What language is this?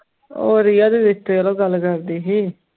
Punjabi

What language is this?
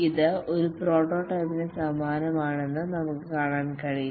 Malayalam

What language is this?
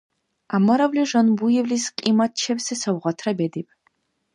Dargwa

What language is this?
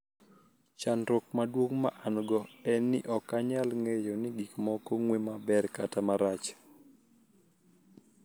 Luo (Kenya and Tanzania)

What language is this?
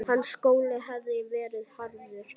Icelandic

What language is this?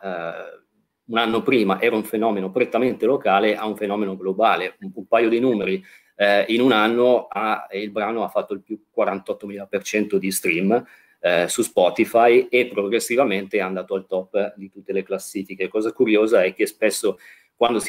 Italian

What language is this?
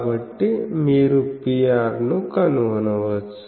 Telugu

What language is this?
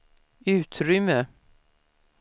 Swedish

